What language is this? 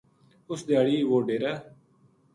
Gujari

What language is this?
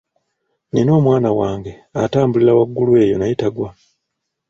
Ganda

